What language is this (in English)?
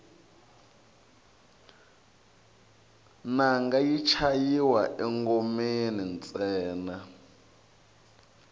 Tsonga